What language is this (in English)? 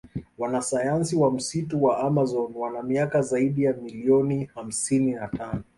Swahili